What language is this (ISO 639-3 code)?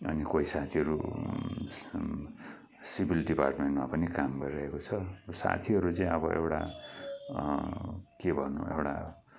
nep